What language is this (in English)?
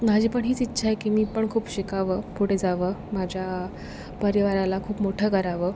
Marathi